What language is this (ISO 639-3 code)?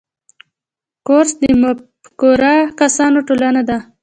pus